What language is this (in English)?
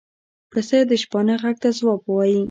Pashto